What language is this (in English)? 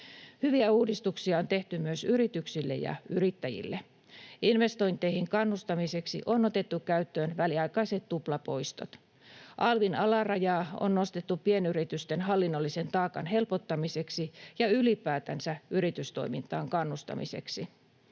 Finnish